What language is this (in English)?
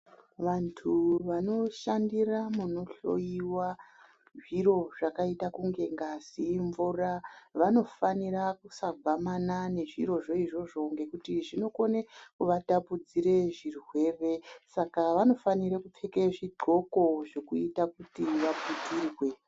Ndau